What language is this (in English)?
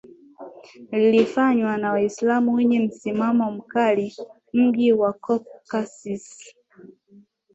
Swahili